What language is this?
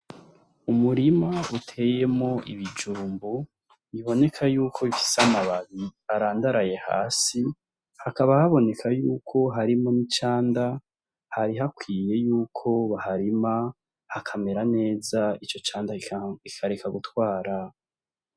Rundi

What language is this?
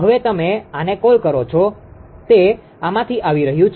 Gujarati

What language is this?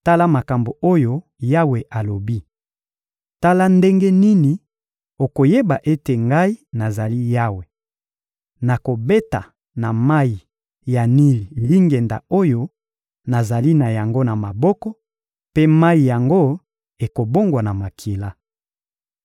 Lingala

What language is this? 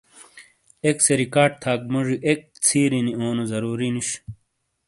Shina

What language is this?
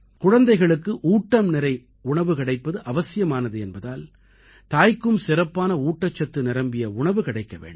Tamil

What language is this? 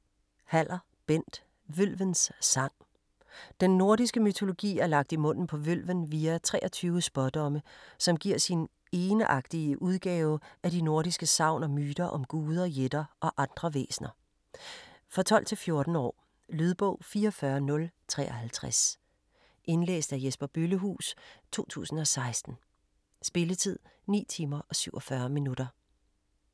Danish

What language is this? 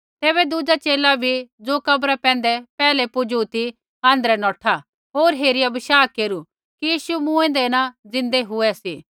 Kullu Pahari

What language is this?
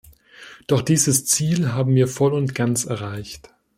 German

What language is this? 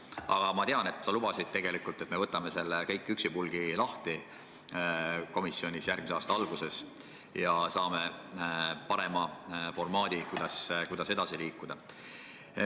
Estonian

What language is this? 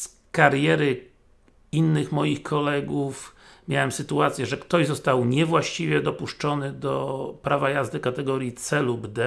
Polish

